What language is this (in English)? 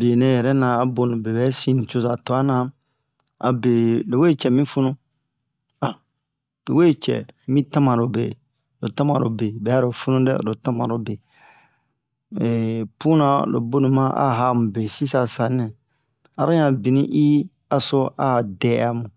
Bomu